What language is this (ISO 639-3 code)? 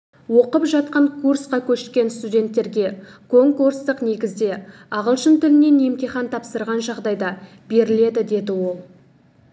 kaz